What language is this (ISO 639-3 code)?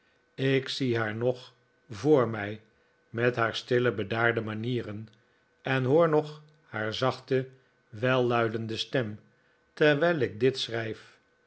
nld